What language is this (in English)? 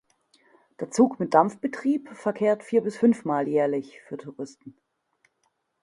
German